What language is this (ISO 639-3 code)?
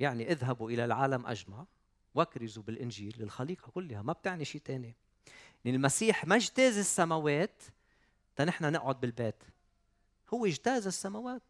ara